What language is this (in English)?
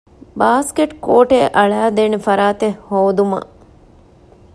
Divehi